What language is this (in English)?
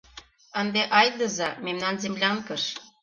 Mari